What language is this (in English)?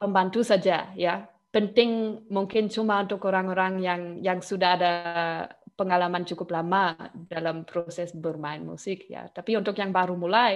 Indonesian